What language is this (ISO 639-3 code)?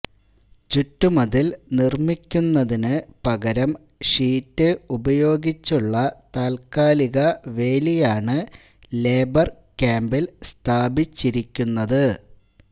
mal